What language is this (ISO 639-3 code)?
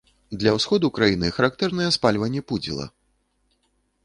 bel